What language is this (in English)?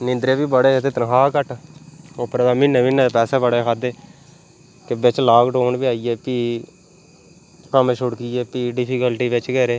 Dogri